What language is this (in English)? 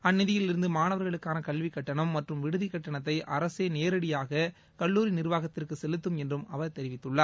Tamil